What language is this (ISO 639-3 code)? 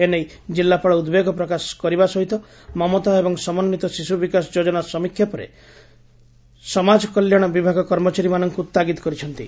ori